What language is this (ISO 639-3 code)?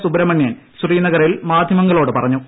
mal